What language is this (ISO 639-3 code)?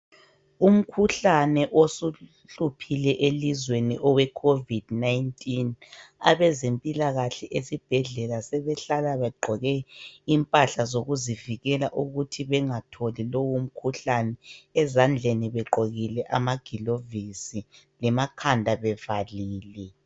nde